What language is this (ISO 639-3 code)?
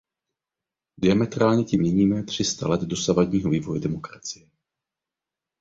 ces